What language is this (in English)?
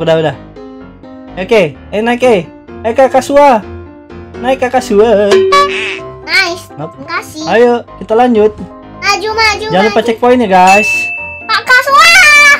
Indonesian